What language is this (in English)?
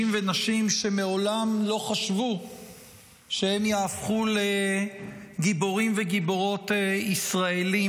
Hebrew